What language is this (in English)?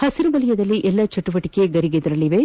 Kannada